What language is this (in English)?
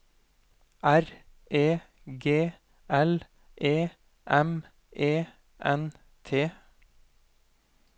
Norwegian